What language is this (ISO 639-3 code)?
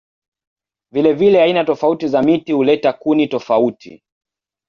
swa